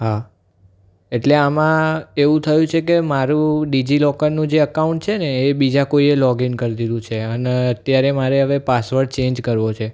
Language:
Gujarati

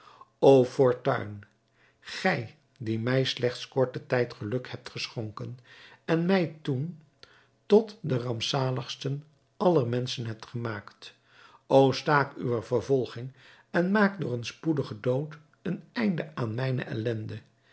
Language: Dutch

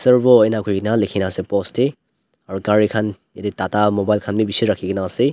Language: Naga Pidgin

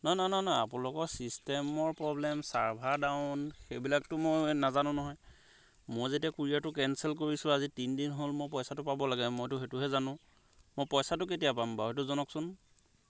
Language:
Assamese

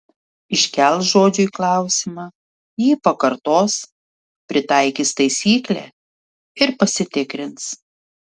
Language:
Lithuanian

